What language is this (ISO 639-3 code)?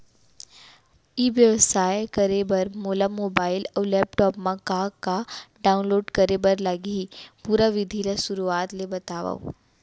hne